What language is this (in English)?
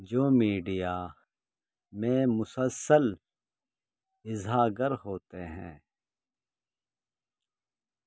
Urdu